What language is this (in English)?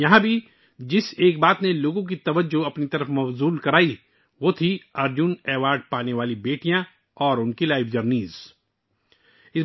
Urdu